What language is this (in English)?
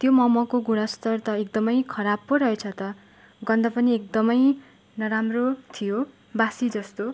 Nepali